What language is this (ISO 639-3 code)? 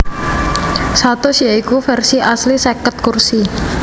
jav